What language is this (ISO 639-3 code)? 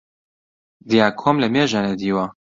ckb